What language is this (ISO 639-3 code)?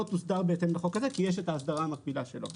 heb